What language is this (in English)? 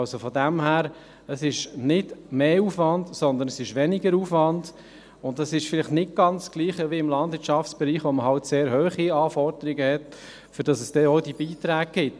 Swiss German